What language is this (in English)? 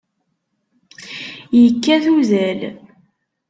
Kabyle